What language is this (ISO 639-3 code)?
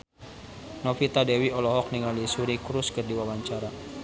sun